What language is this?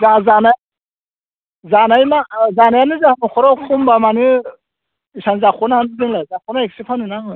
Bodo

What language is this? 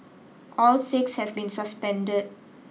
English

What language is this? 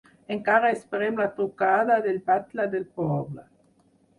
Catalan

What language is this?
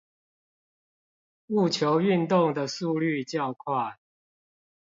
Chinese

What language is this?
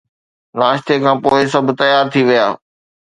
Sindhi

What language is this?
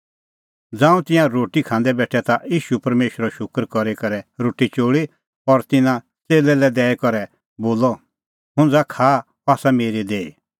Kullu Pahari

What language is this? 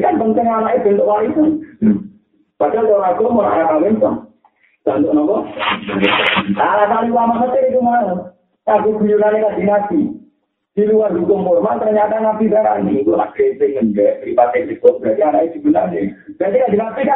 Malay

